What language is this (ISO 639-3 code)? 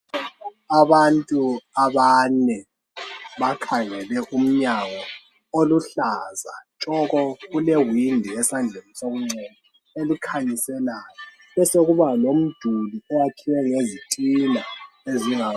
nde